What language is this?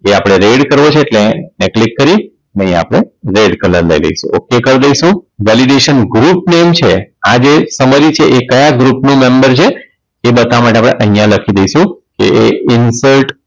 Gujarati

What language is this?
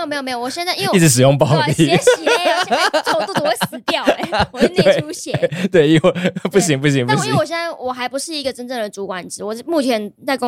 Chinese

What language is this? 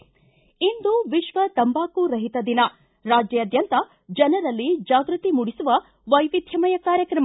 Kannada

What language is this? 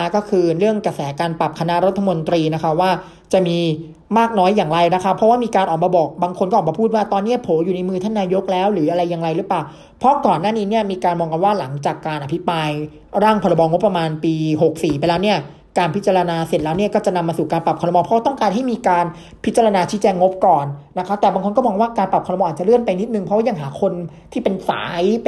Thai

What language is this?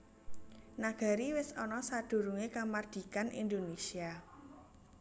Javanese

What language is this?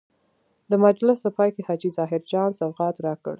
Pashto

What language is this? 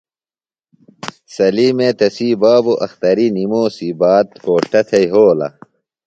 Phalura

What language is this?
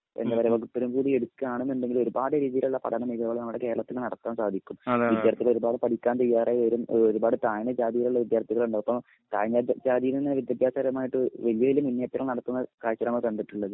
Malayalam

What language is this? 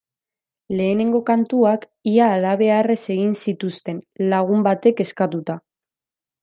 Basque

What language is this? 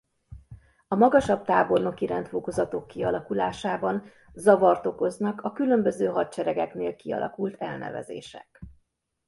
Hungarian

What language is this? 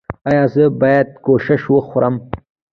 Pashto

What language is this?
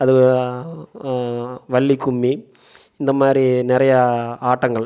Tamil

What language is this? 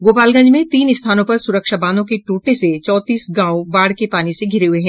Hindi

